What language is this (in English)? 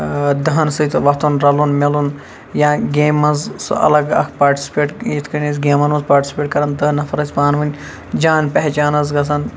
Kashmiri